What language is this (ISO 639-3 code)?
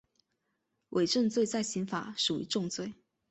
zho